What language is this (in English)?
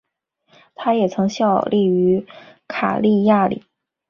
Chinese